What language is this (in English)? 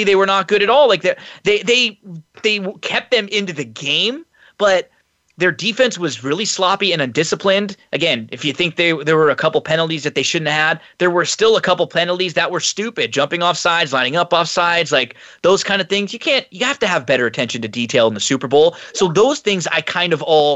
English